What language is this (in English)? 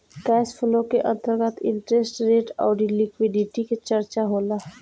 Bhojpuri